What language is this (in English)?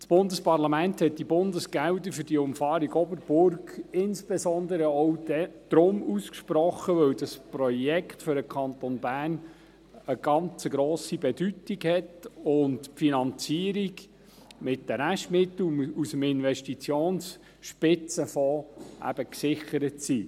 Swiss German